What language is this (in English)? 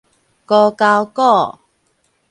Min Nan Chinese